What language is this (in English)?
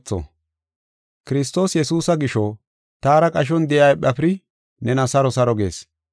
Gofa